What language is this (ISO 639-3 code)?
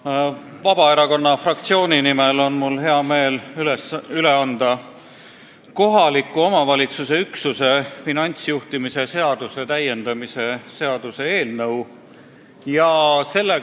est